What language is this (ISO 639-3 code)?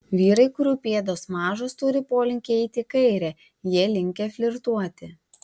lit